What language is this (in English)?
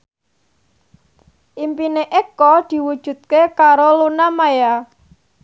Javanese